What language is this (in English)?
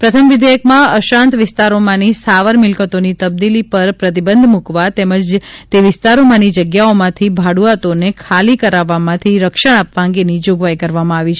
Gujarati